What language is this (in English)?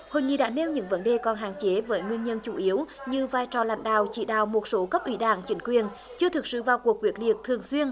Vietnamese